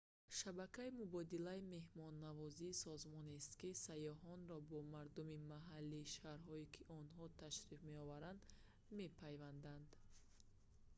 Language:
Tajik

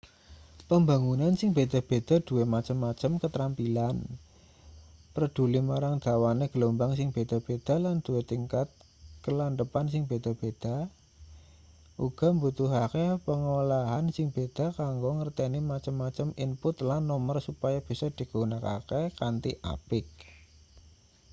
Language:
Javanese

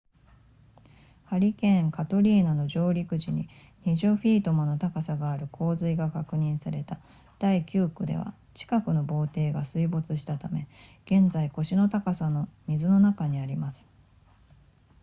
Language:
Japanese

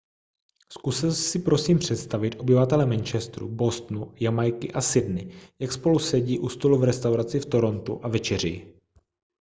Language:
Czech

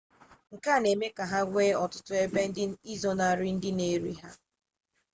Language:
Igbo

